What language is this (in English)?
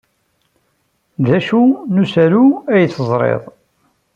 Kabyle